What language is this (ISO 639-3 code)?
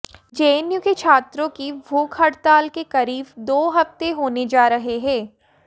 hin